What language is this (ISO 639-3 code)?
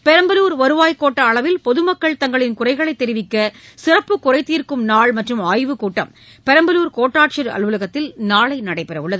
tam